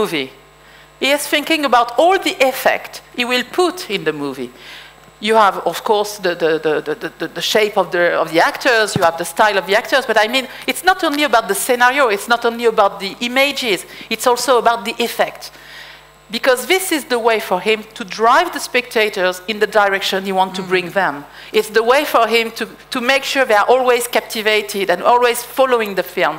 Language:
English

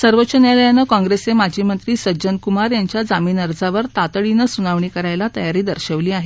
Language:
Marathi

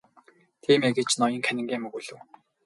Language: Mongolian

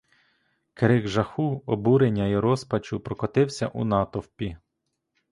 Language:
Ukrainian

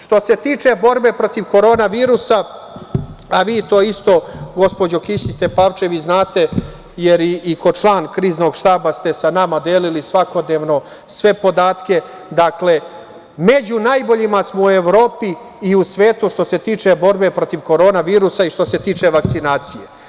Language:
Serbian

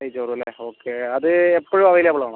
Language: Malayalam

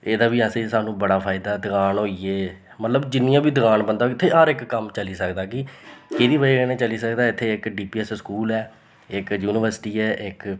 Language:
Dogri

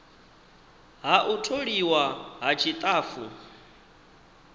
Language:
Venda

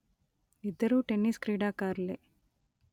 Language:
Telugu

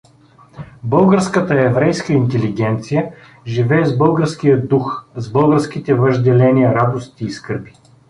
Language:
Bulgarian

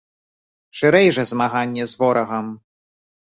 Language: Belarusian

